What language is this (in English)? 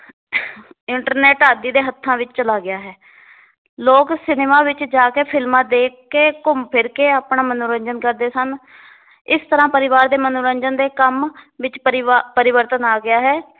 Punjabi